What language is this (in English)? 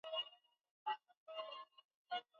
Swahili